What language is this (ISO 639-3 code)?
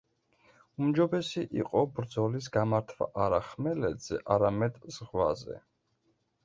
kat